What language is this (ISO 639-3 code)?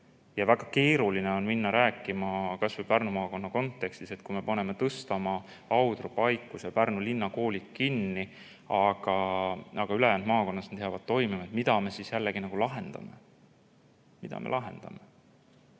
est